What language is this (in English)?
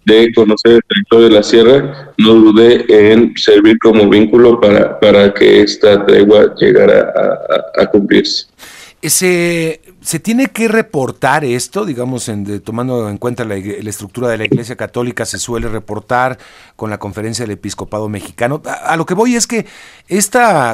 Spanish